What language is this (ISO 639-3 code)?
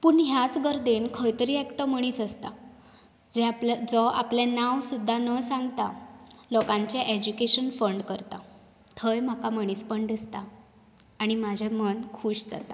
kok